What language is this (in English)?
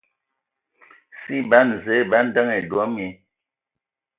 Ewondo